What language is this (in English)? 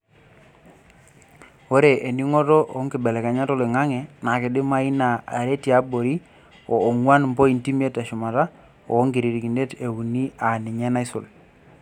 Masai